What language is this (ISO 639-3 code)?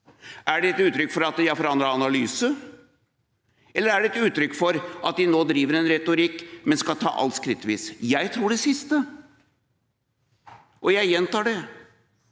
nor